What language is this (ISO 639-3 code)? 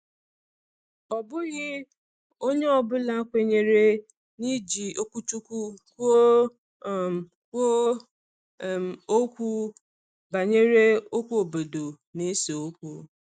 ibo